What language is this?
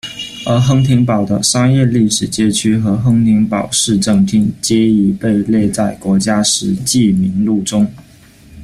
Chinese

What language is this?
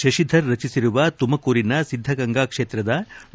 Kannada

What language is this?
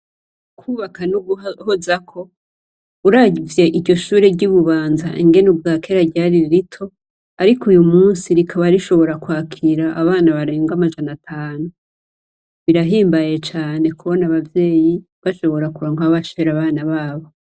Rundi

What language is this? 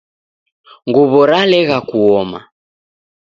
Taita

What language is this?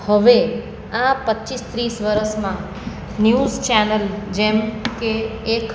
Gujarati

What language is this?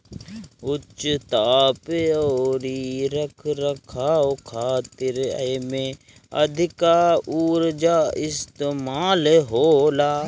Bhojpuri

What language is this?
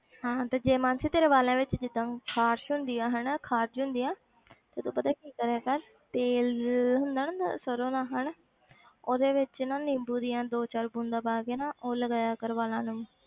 Punjabi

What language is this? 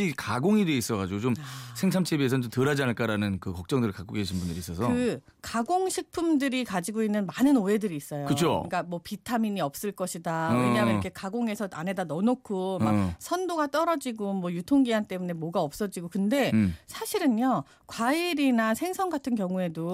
Korean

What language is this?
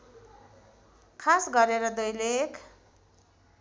Nepali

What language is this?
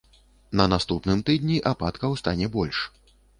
Belarusian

